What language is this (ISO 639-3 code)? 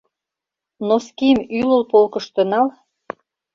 chm